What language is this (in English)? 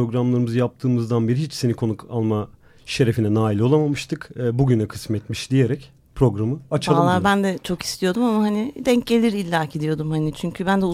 Turkish